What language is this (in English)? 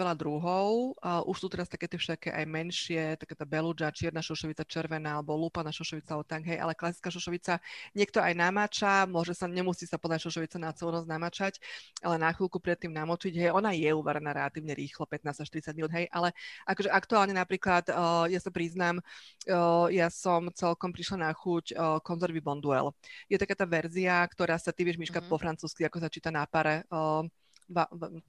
Slovak